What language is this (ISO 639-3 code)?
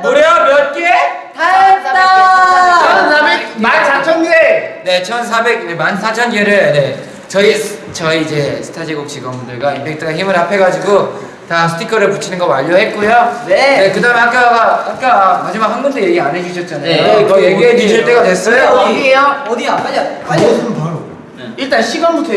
kor